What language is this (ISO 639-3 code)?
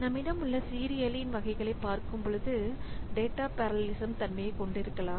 tam